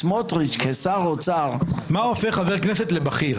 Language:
Hebrew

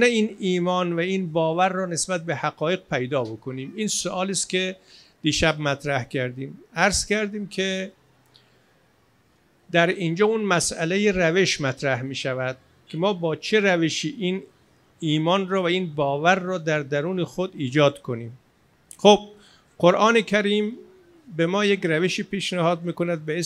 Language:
Persian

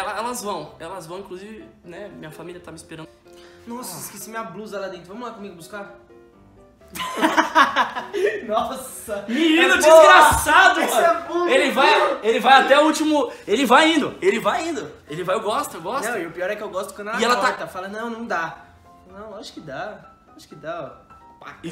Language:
Portuguese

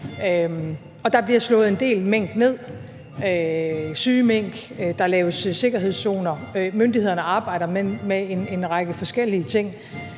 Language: Danish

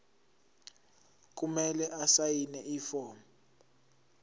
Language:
Zulu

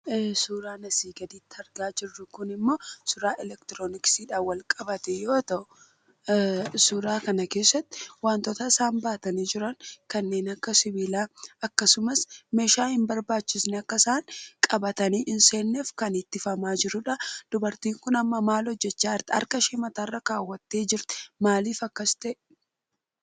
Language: Oromo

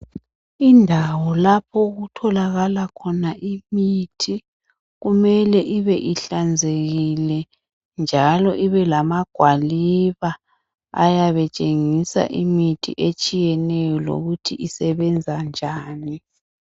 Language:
North Ndebele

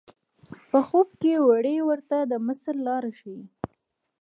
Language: Pashto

